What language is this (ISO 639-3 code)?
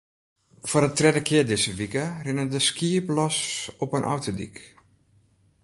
fry